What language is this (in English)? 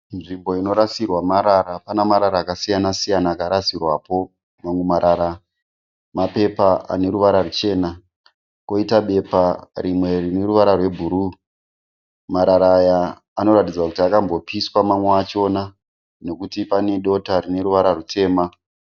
Shona